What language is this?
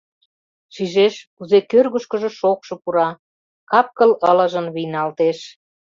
Mari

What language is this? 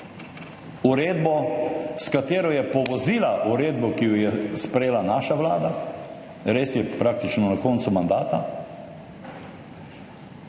Slovenian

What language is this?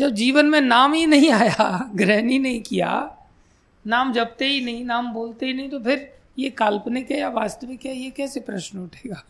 Hindi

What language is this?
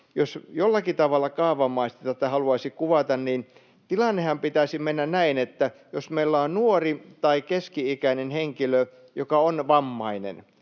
Finnish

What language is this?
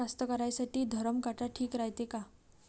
Marathi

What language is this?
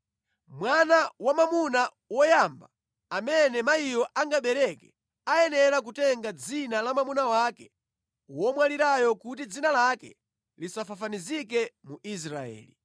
Nyanja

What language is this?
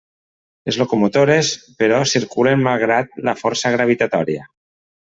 Catalan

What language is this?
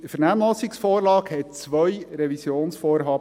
Swiss German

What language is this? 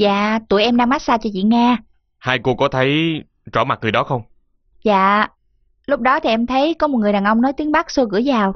Vietnamese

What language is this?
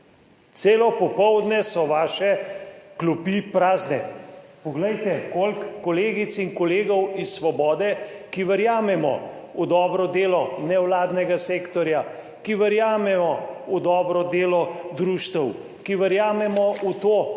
Slovenian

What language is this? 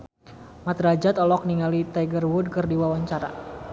Sundanese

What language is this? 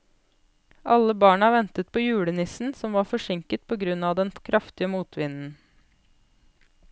Norwegian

